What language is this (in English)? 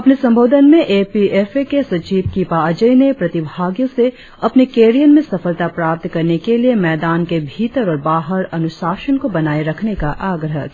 Hindi